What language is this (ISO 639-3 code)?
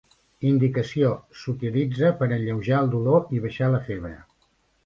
cat